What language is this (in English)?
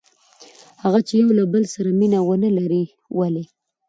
Pashto